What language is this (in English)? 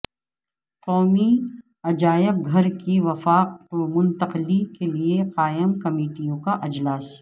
Urdu